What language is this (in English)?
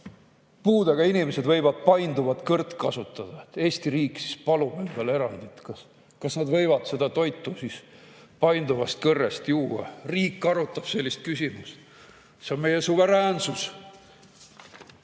Estonian